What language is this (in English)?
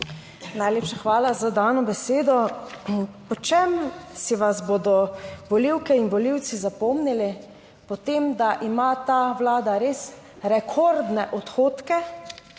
Slovenian